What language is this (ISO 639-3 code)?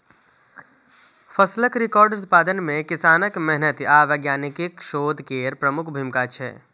mai